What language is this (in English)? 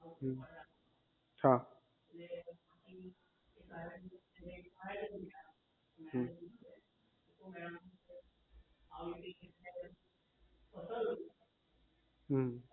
Gujarati